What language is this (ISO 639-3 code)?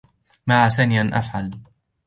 ara